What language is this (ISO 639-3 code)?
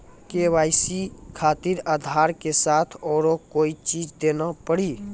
mai